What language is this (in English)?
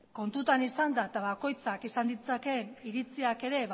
Basque